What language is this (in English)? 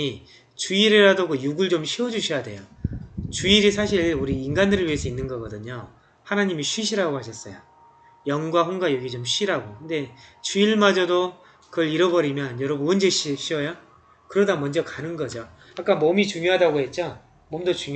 Korean